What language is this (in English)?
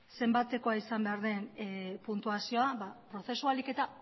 Basque